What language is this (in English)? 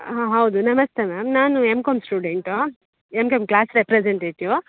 Kannada